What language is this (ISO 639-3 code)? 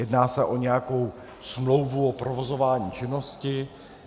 ces